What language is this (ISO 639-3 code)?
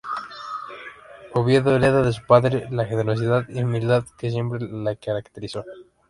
spa